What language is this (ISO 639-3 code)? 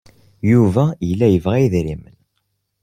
kab